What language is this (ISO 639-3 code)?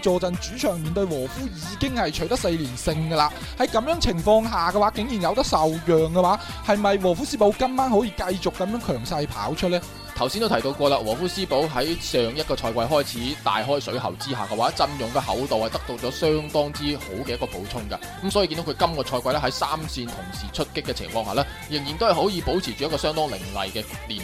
zho